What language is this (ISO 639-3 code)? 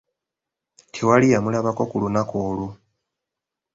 lug